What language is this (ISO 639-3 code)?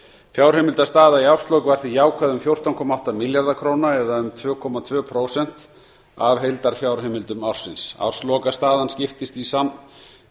isl